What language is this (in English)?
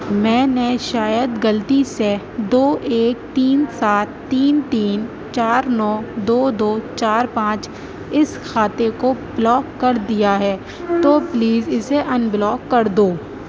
Urdu